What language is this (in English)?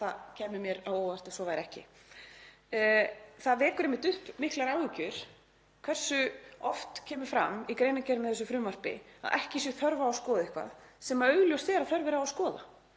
Icelandic